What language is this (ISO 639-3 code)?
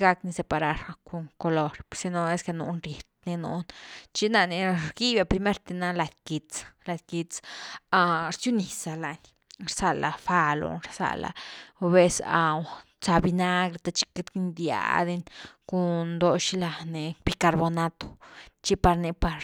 ztu